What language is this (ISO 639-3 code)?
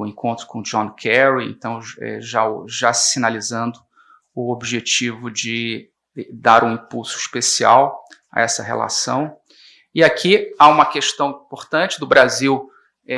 por